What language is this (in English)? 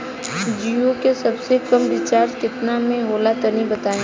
Bhojpuri